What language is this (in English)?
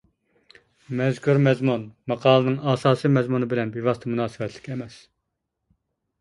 Uyghur